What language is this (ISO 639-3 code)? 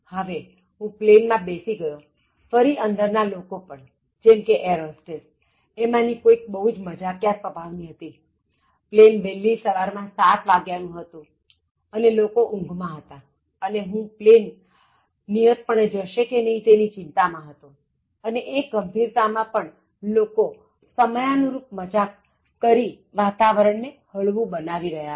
guj